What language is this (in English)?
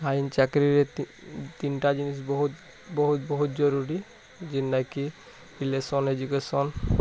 Odia